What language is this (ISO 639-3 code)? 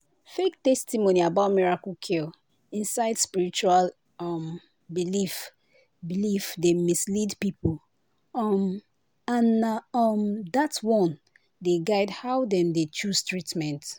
pcm